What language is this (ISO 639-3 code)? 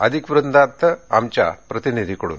mar